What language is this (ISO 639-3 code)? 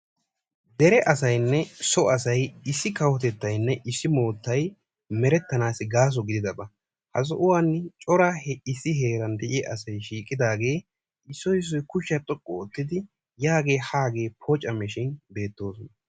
wal